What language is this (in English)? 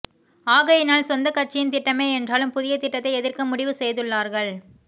Tamil